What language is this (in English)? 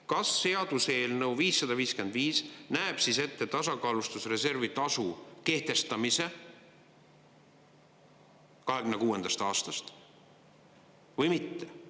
Estonian